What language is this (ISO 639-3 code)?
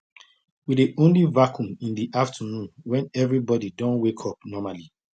pcm